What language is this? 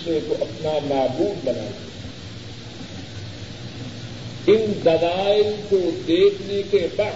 Urdu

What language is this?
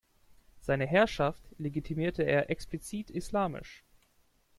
German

